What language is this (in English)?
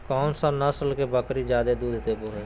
Magahi